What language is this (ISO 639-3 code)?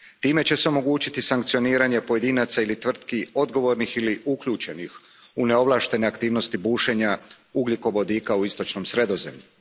hrv